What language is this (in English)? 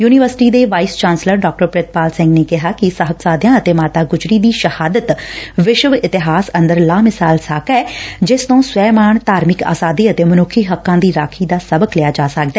Punjabi